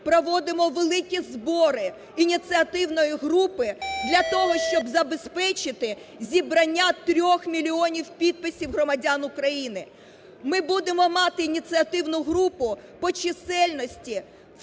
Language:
Ukrainian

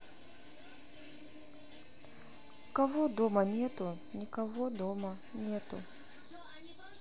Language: Russian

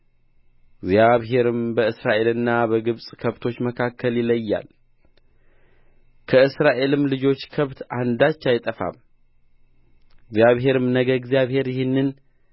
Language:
Amharic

